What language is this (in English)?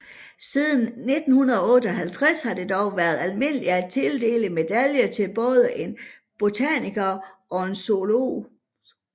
Danish